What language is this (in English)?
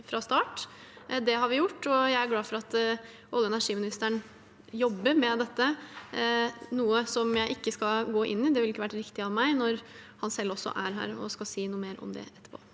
Norwegian